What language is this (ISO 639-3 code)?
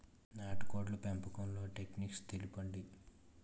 tel